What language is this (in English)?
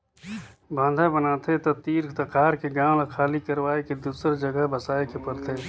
Chhattisgarhi